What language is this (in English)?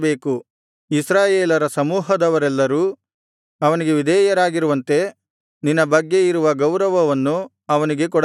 Kannada